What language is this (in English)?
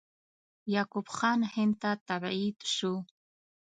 Pashto